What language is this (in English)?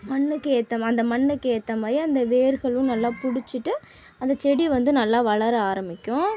Tamil